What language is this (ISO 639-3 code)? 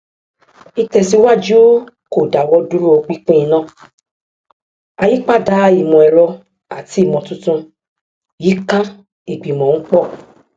yor